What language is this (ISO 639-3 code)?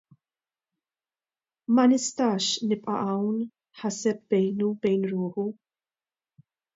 mlt